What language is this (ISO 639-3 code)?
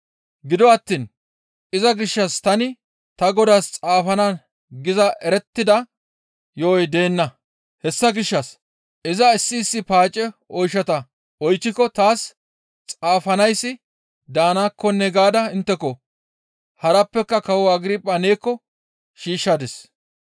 gmv